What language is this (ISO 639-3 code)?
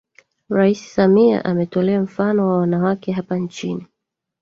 swa